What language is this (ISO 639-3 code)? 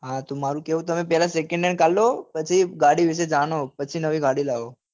guj